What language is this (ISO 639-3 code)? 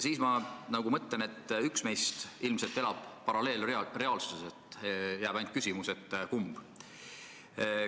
est